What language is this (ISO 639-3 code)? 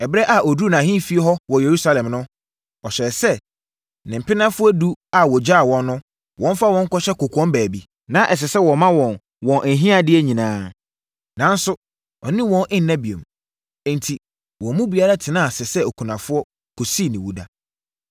aka